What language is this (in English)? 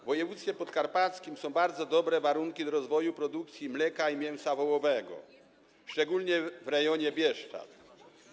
Polish